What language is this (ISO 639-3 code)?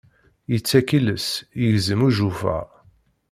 kab